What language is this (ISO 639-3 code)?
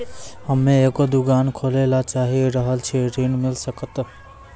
mai